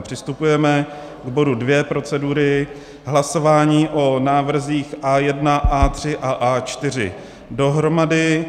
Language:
Czech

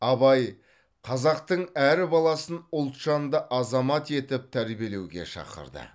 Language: Kazakh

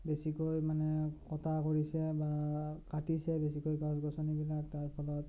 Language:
Assamese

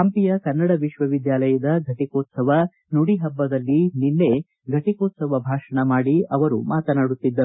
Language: Kannada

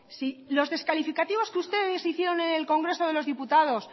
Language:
Spanish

